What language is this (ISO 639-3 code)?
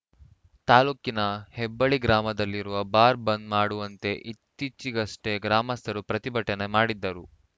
kan